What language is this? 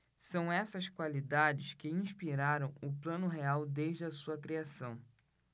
Portuguese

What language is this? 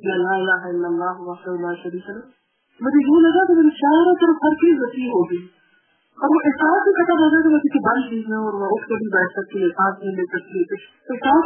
Urdu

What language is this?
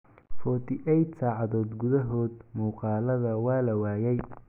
Somali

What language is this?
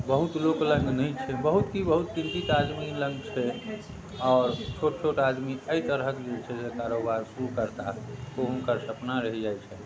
Maithili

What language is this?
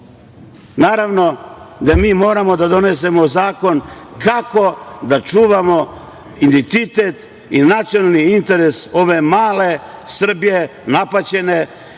Serbian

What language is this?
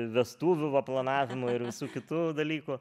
Lithuanian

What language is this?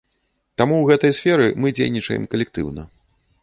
Belarusian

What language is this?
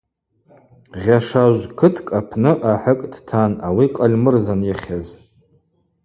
Abaza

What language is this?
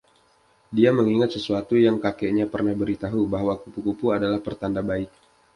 Indonesian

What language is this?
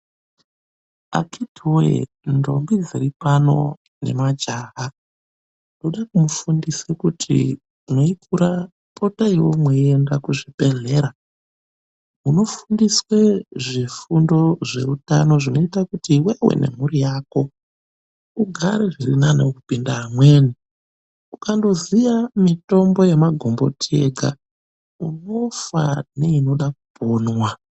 Ndau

